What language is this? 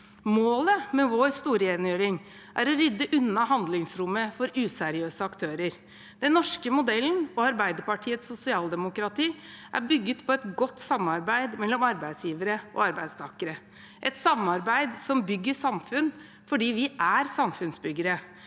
Norwegian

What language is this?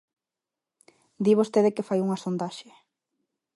Galician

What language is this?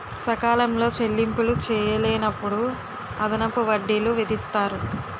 Telugu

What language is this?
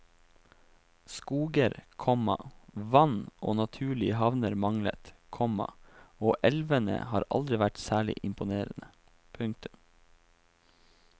Norwegian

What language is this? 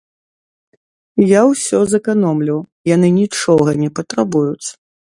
Belarusian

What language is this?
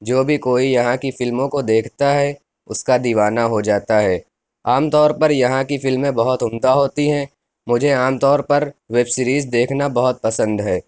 Urdu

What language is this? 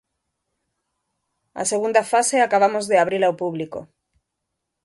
Galician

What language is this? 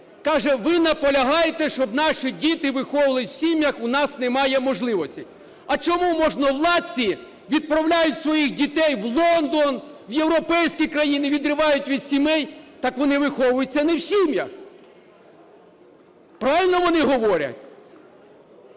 Ukrainian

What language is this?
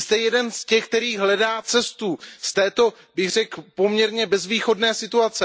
Czech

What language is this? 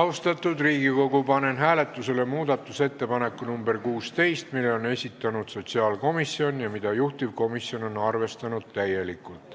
Estonian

